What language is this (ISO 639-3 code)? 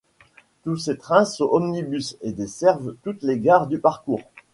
fra